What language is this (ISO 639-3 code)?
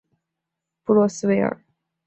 zho